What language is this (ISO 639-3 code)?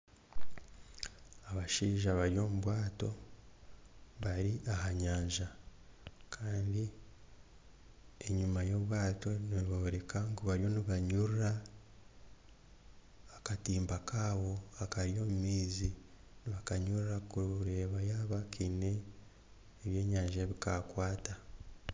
nyn